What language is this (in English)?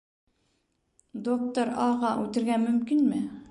Bashkir